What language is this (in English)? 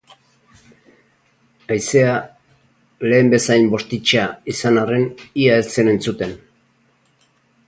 Basque